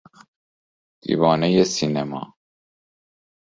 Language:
Persian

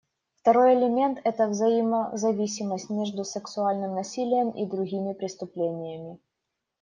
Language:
Russian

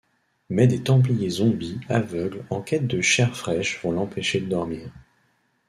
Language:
French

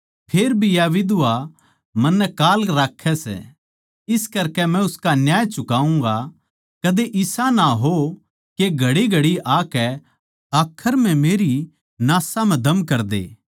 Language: Haryanvi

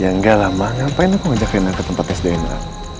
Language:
Indonesian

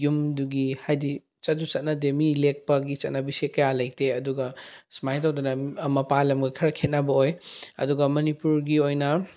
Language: Manipuri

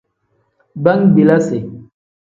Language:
Tem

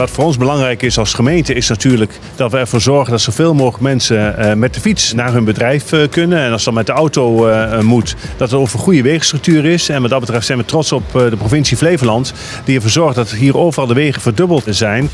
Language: Dutch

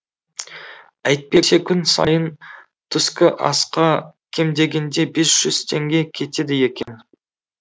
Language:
Kazakh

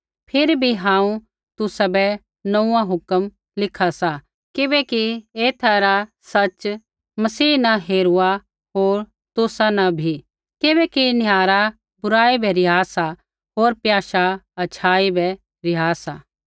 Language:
Kullu Pahari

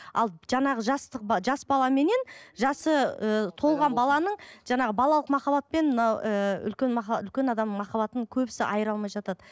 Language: Kazakh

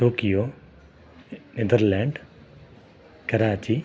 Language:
Sanskrit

